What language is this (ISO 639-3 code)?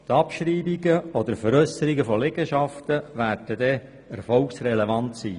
gsw